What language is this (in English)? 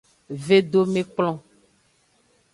Aja (Benin)